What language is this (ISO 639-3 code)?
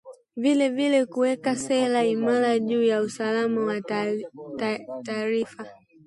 swa